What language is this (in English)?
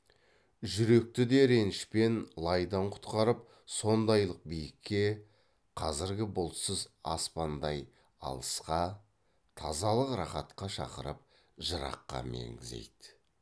Kazakh